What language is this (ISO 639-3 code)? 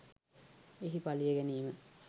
sin